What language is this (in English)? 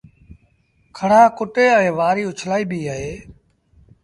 Sindhi Bhil